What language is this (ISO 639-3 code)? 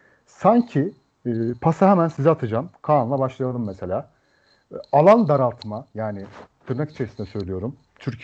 tur